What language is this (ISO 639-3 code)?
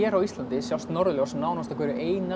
isl